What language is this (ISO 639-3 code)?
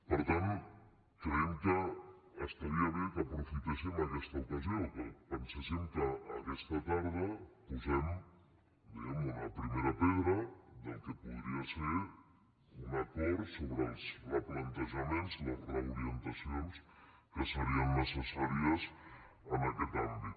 cat